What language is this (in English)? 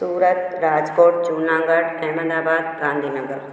Sindhi